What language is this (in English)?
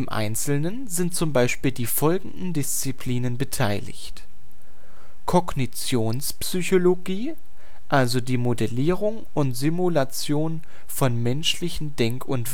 German